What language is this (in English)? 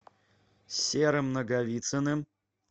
Russian